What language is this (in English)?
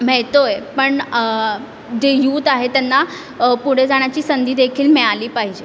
Marathi